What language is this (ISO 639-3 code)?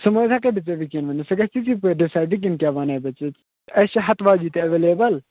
kas